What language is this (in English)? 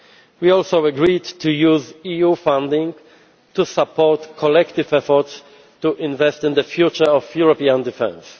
English